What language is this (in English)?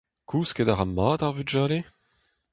Breton